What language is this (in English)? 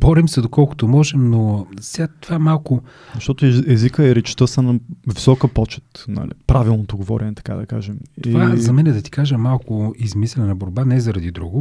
Bulgarian